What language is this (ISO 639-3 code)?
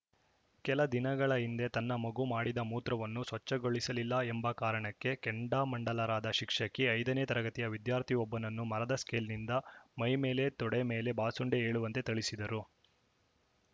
kan